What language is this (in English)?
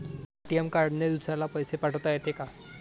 Marathi